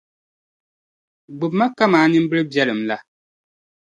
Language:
Dagbani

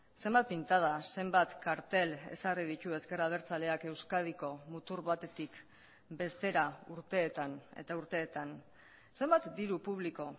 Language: Basque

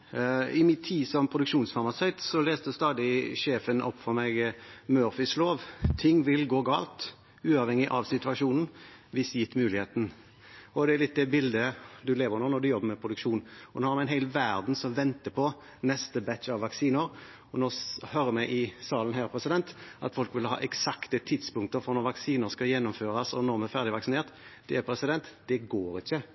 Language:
Norwegian Bokmål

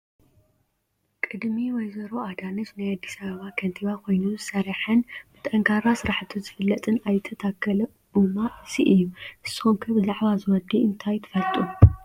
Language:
Tigrinya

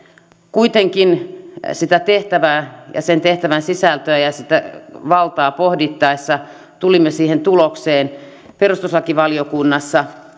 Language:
Finnish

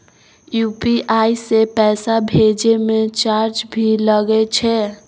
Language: Maithili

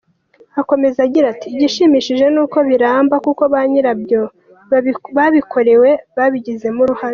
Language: Kinyarwanda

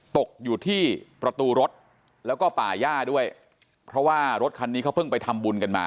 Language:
Thai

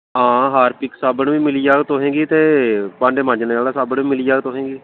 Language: Dogri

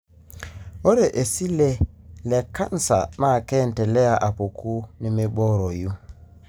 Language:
Masai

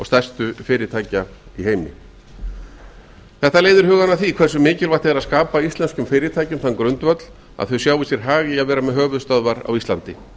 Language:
Icelandic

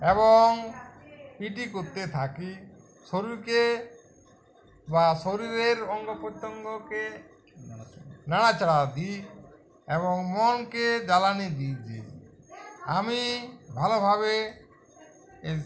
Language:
Bangla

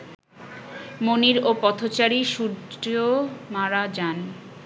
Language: Bangla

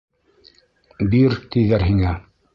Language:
Bashkir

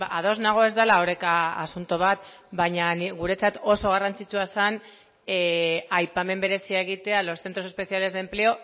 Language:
Basque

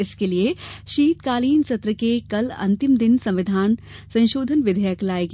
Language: Hindi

